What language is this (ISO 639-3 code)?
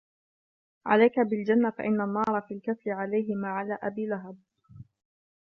ara